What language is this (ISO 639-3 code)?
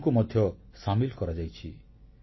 ori